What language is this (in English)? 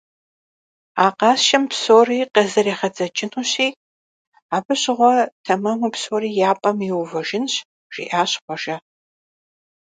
Kabardian